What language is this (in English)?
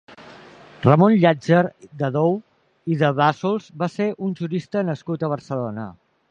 Catalan